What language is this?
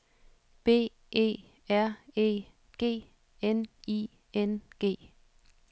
Danish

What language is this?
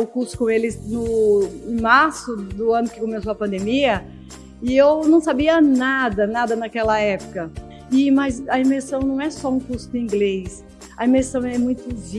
Portuguese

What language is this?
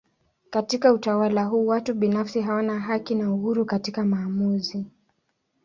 Swahili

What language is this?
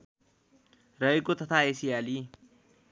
Nepali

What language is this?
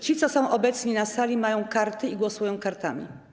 Polish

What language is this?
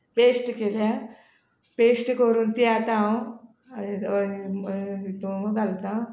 Konkani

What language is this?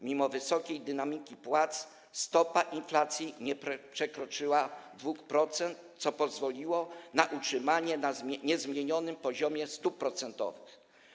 Polish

